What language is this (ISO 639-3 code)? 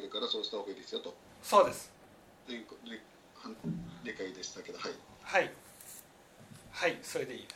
jpn